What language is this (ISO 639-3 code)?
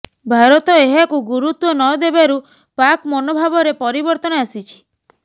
ori